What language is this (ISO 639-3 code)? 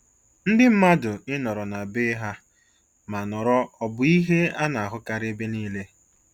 ibo